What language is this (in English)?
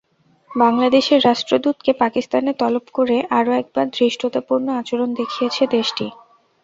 Bangla